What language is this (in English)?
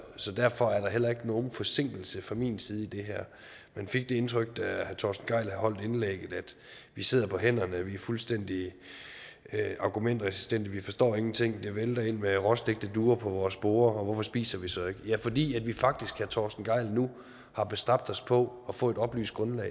Danish